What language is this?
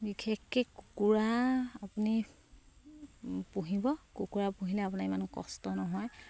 Assamese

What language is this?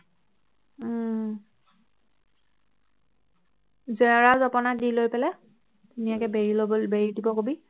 Assamese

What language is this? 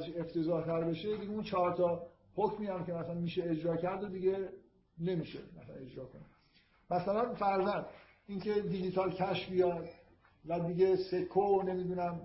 Persian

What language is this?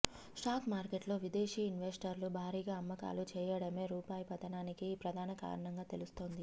Telugu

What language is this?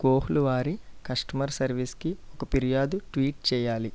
Telugu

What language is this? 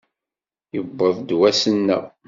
Kabyle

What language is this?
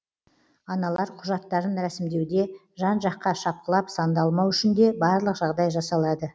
Kazakh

